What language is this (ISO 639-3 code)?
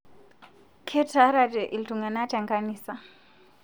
mas